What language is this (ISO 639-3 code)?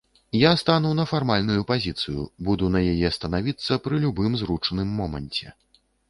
bel